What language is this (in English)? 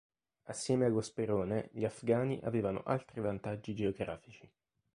Italian